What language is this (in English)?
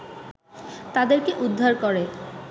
Bangla